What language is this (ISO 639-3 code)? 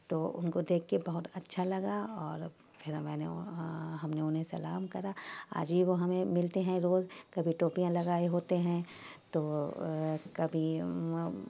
urd